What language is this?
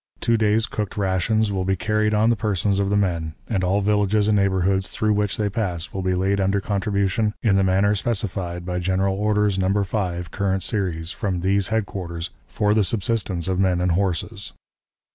English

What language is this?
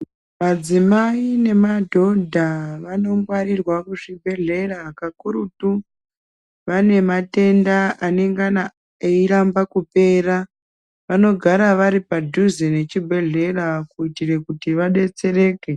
Ndau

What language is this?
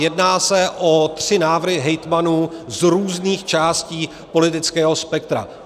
Czech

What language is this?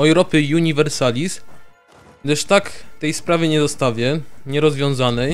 Polish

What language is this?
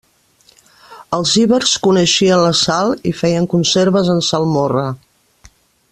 Catalan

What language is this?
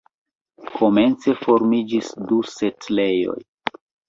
Esperanto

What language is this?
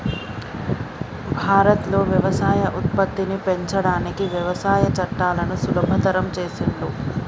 Telugu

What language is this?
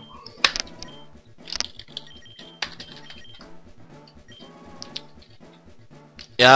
German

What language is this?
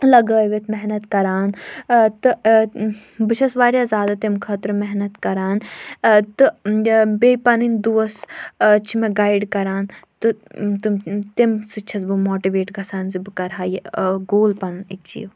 Kashmiri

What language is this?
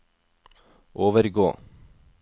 Norwegian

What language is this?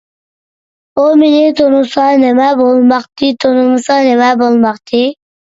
Uyghur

